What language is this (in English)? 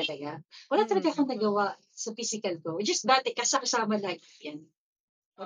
Filipino